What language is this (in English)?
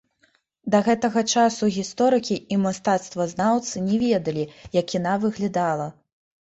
Belarusian